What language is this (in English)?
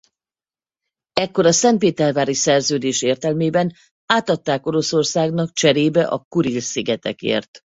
Hungarian